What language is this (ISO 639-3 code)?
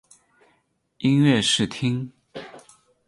zho